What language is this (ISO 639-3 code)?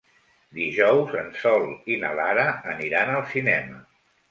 cat